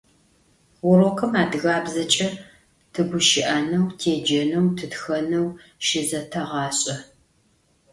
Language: Adyghe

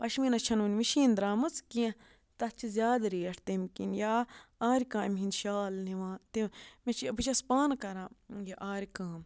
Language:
Kashmiri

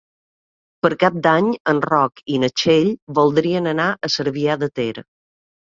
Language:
Catalan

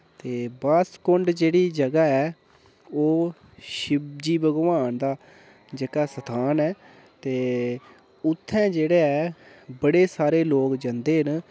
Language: Dogri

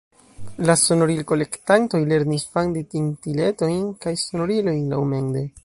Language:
Esperanto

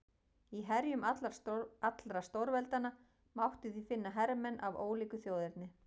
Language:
Icelandic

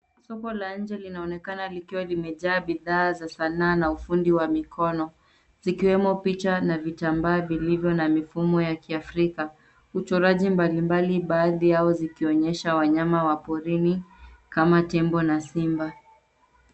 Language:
Swahili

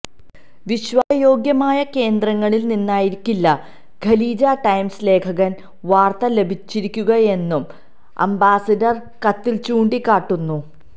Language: Malayalam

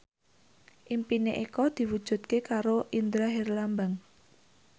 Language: Javanese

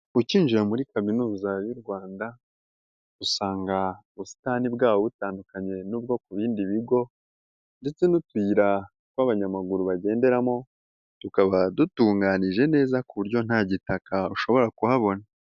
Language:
Kinyarwanda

